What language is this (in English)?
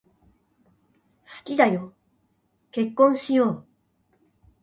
Japanese